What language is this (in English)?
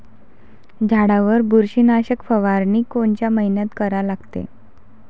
Marathi